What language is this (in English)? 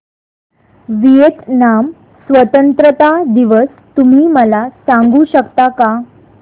Marathi